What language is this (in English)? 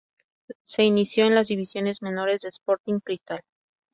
Spanish